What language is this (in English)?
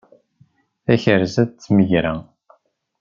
Kabyle